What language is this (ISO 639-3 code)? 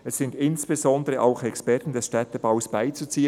gsw